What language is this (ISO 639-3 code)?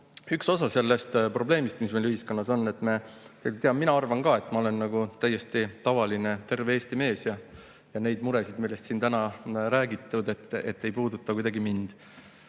est